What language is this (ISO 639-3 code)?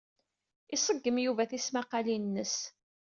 kab